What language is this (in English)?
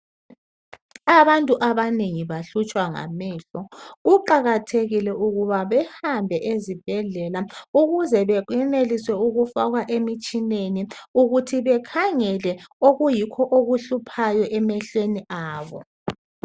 North Ndebele